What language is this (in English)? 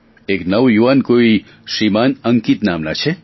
Gujarati